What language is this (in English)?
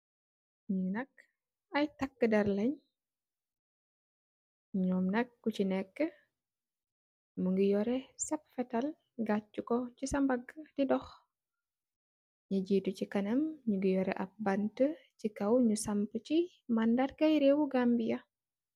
Wolof